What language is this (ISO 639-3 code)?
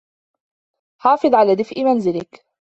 ara